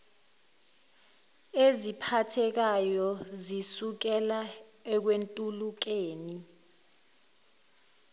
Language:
Zulu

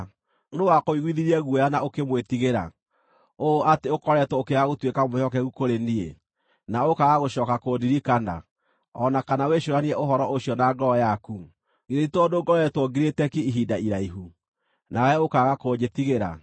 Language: Kikuyu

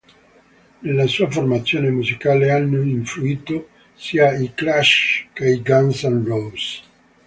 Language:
Italian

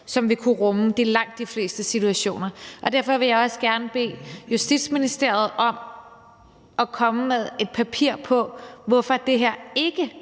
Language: Danish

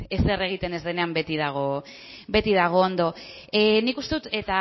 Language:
Basque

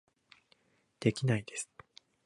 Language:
Japanese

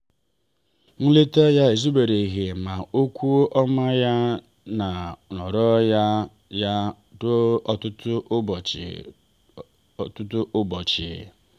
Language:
Igbo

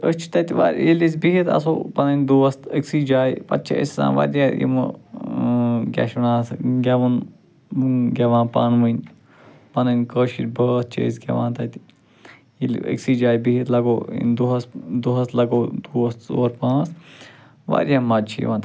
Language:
Kashmiri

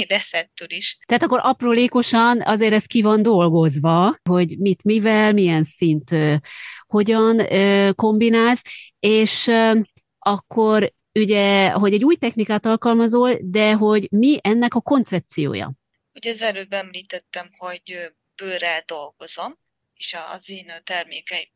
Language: Hungarian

